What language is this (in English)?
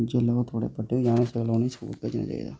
Dogri